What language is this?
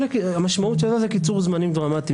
Hebrew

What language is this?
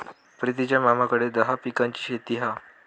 Marathi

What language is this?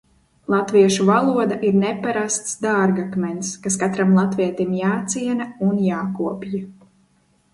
Latvian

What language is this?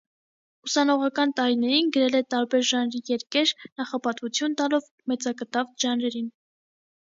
Armenian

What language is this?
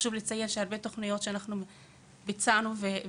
Hebrew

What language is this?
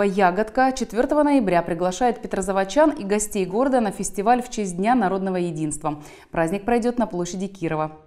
Russian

